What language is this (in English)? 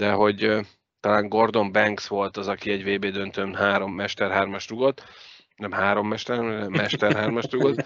Hungarian